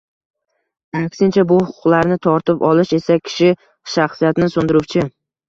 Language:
Uzbek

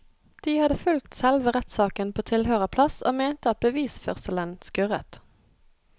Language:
Norwegian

